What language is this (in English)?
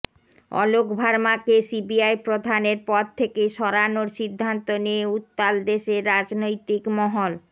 Bangla